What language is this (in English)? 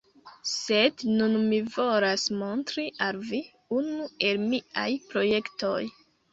Esperanto